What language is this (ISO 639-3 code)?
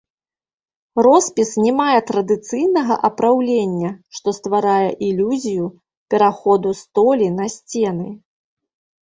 bel